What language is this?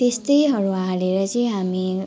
Nepali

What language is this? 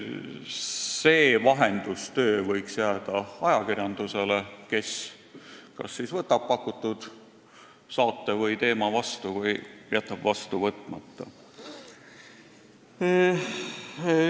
Estonian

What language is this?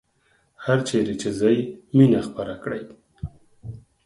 Pashto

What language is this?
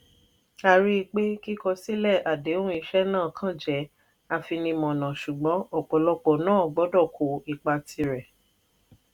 Yoruba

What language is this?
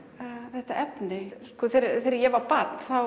Icelandic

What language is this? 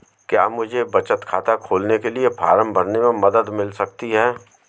Hindi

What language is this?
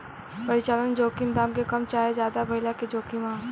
Bhojpuri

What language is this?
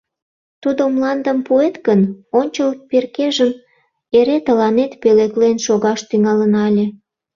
Mari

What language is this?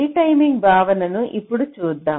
Telugu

